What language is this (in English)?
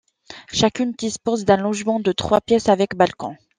French